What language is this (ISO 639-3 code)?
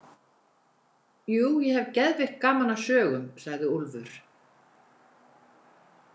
isl